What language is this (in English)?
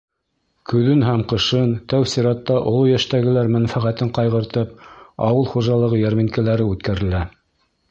Bashkir